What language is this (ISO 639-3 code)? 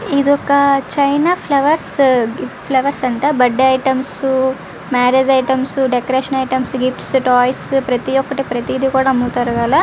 tel